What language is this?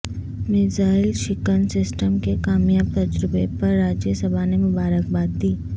Urdu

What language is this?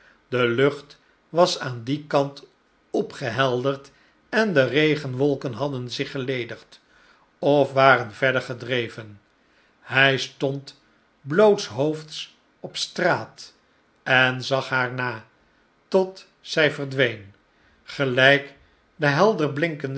Dutch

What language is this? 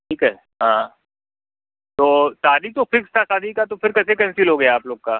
Hindi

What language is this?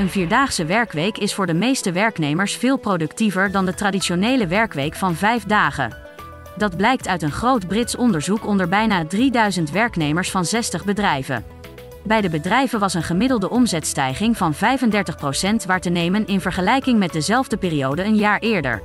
Dutch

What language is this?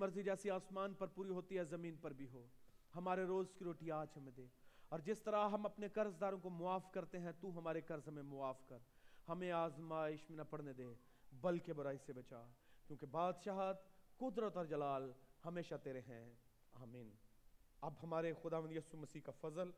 Urdu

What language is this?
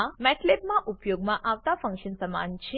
Gujarati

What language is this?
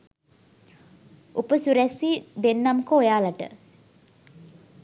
Sinhala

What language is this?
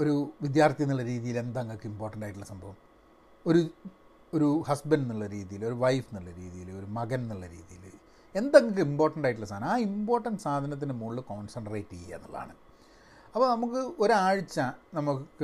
Malayalam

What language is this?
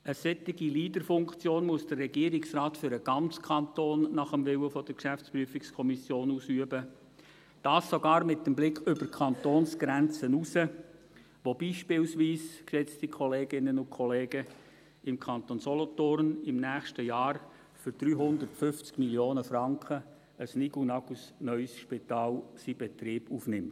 Swiss German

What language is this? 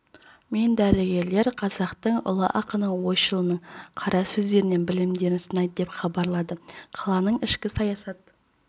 Kazakh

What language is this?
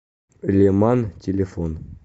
Russian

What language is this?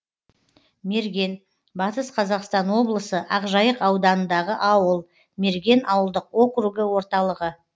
Kazakh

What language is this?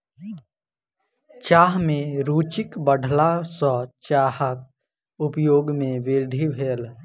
Maithili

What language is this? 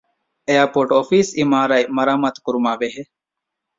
Divehi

